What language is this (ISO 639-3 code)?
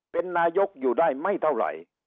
tha